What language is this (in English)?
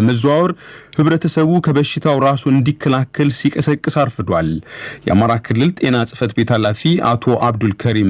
Amharic